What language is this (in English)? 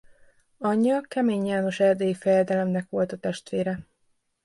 Hungarian